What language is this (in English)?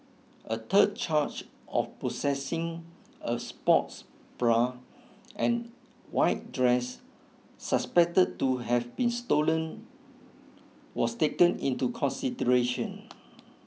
English